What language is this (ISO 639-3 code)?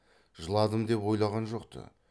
kaz